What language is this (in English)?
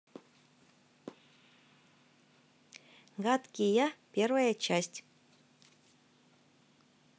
Russian